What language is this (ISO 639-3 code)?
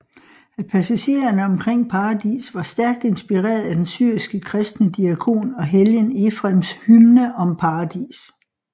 dan